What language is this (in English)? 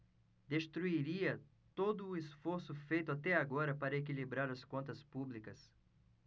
Portuguese